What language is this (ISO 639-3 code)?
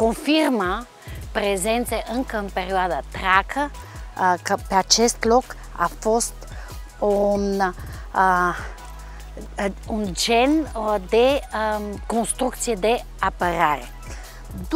ron